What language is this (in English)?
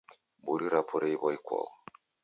Taita